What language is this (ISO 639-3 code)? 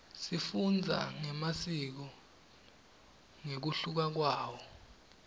ssw